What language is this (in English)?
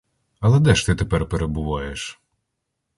Ukrainian